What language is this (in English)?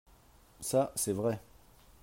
French